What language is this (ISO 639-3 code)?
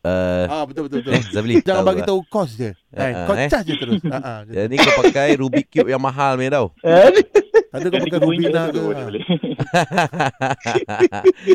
msa